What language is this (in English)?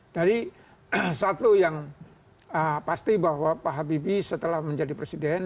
Indonesian